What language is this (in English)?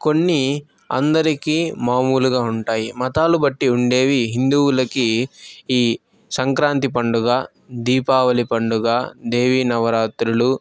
Telugu